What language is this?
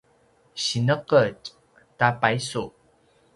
Paiwan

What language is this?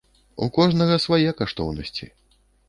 Belarusian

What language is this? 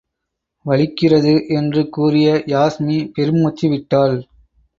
Tamil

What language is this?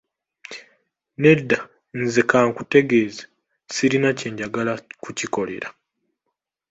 Ganda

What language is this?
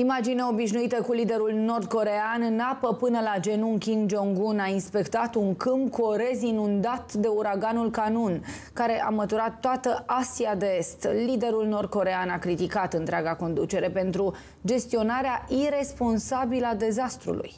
Romanian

